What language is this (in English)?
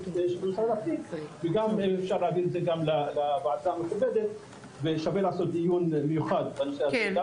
Hebrew